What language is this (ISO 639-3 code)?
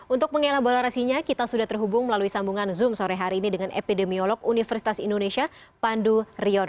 ind